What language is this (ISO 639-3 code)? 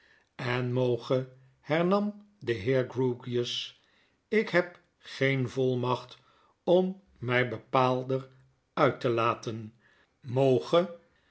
nld